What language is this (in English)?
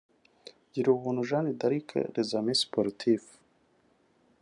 Kinyarwanda